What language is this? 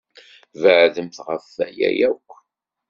Kabyle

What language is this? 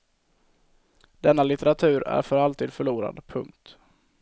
Swedish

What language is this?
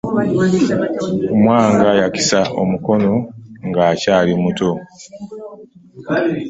Ganda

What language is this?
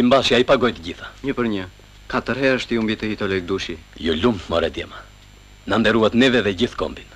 Romanian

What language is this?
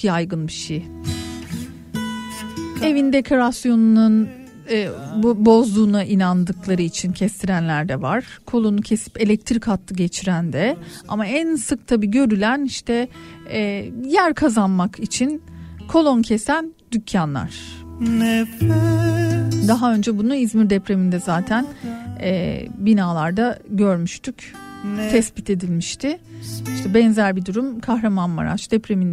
Turkish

